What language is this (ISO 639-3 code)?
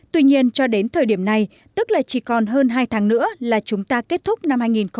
vie